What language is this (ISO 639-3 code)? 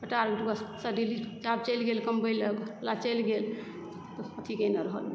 mai